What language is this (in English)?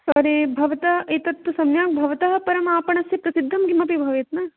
Sanskrit